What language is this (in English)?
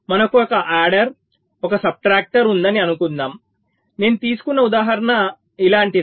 Telugu